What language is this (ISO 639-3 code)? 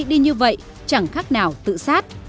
vie